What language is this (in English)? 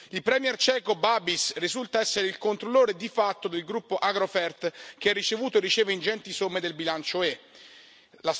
Italian